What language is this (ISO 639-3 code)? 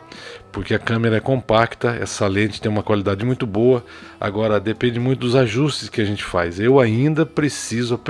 por